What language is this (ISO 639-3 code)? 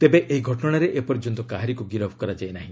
ori